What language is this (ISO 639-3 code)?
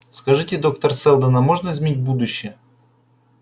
rus